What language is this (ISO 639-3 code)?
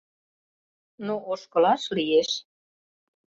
chm